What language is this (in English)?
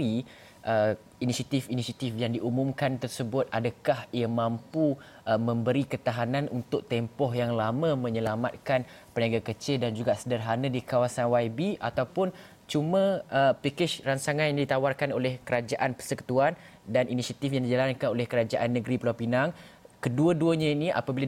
Malay